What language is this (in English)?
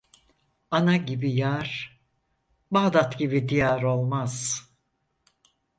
Turkish